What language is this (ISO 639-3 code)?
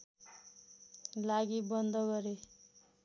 nep